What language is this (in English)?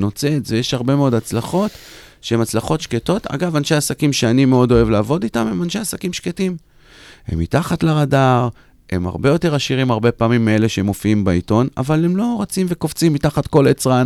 Hebrew